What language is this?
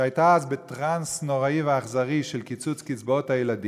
Hebrew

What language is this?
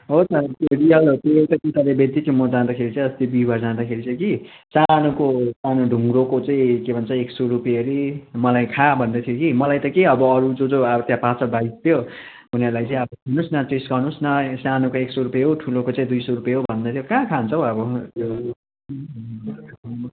Nepali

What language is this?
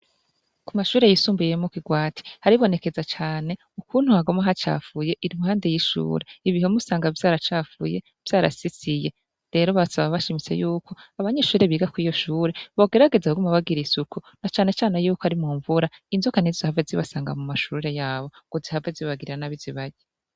Rundi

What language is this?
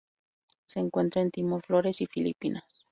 Spanish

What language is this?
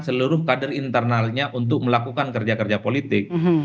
Indonesian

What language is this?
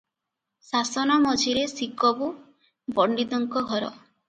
Odia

